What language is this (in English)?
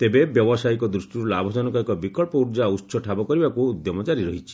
Odia